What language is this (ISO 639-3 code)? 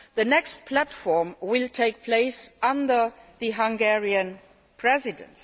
eng